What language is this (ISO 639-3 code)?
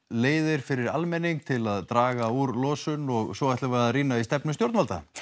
isl